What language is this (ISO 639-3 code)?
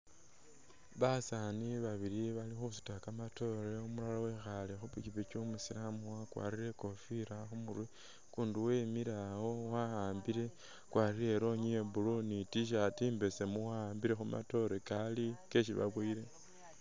myx